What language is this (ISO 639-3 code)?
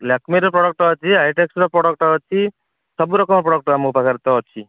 ori